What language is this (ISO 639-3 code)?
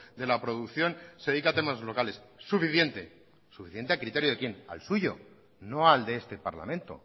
spa